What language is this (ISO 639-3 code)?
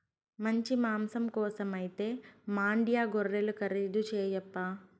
tel